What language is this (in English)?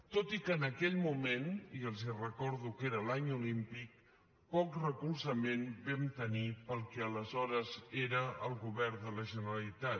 Catalan